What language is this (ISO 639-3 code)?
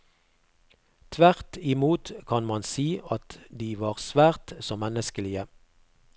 nor